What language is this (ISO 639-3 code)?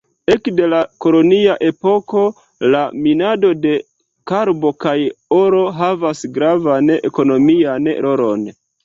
epo